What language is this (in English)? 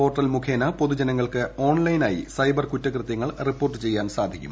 Malayalam